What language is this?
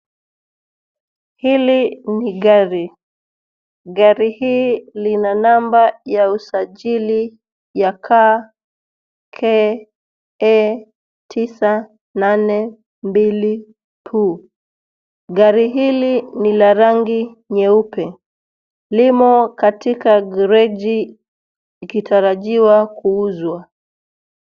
Swahili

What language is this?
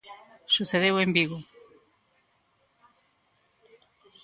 Galician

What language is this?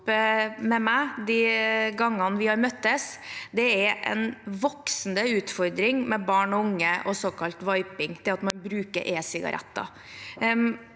Norwegian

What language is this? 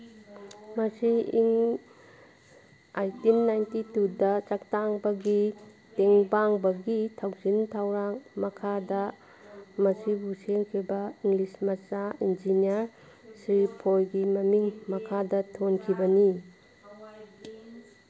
Manipuri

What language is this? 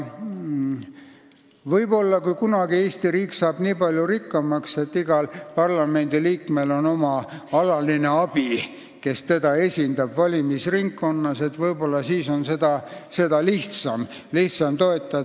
Estonian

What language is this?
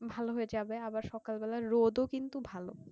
Bangla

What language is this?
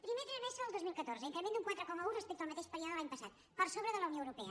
Catalan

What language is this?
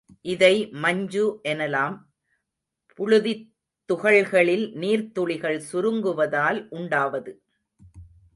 Tamil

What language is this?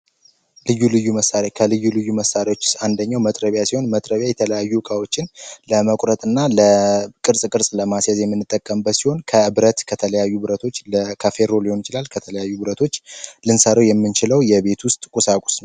Amharic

